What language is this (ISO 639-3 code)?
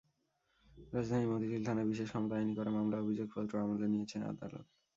ben